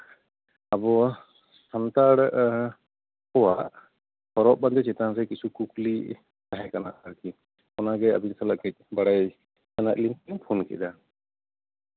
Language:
Santali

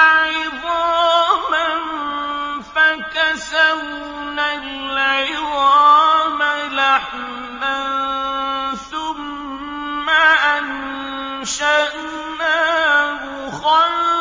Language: Arabic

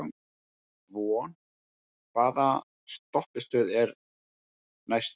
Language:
Icelandic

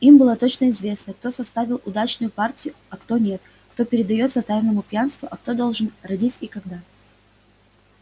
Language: Russian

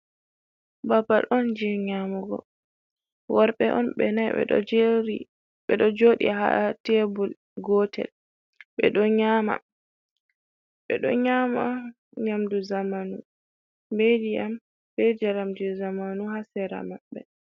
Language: Fula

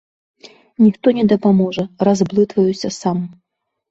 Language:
Belarusian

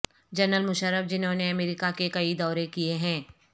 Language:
Urdu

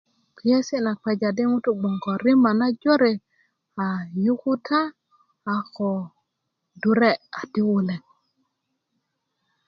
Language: Kuku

